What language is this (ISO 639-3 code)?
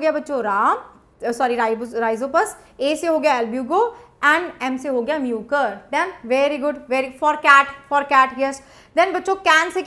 hin